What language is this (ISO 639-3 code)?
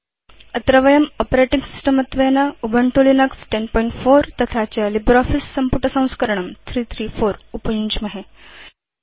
san